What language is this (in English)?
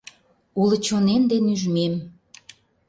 Mari